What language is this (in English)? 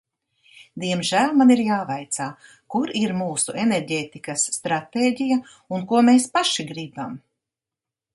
Latvian